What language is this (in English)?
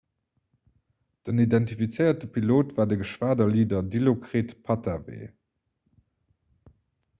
Luxembourgish